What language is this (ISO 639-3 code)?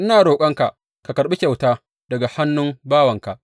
hau